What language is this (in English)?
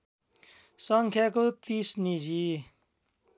Nepali